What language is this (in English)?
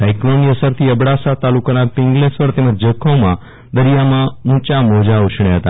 Gujarati